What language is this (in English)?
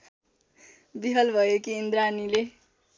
Nepali